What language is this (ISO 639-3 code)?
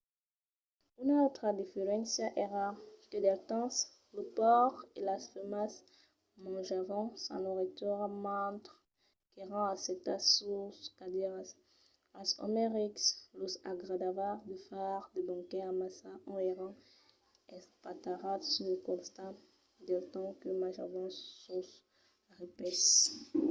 oci